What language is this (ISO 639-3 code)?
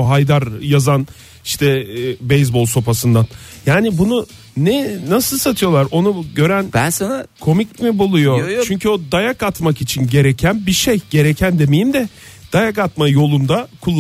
tur